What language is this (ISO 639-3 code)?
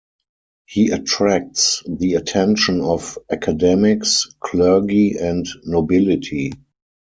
eng